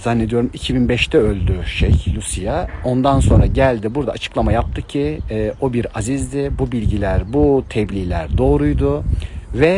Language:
Turkish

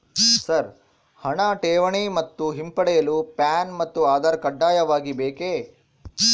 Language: Kannada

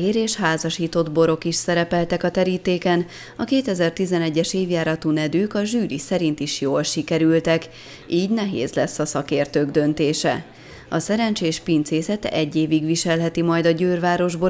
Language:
Hungarian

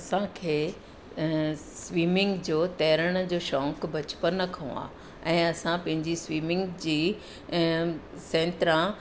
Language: Sindhi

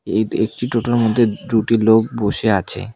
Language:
Bangla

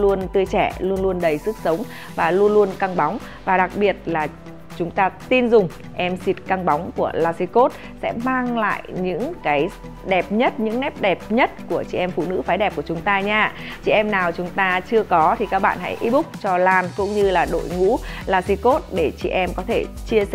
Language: Vietnamese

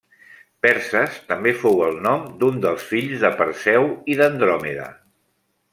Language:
Catalan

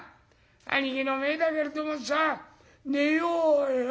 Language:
Japanese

